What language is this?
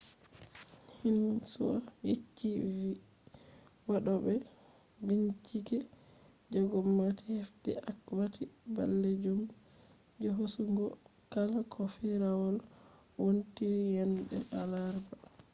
Fula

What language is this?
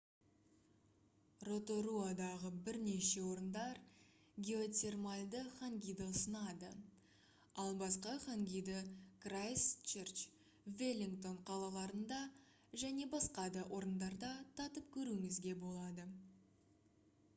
Kazakh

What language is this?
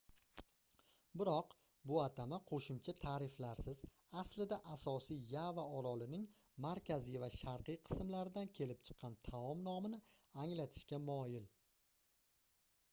Uzbek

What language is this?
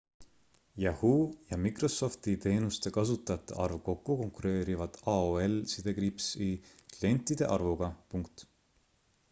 Estonian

